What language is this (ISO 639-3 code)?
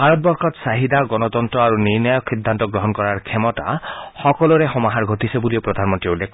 asm